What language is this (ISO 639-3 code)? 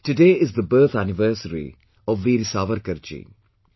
eng